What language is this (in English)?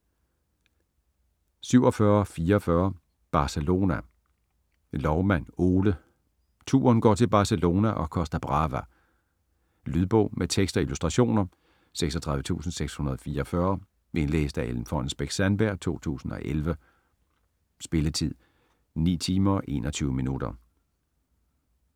Danish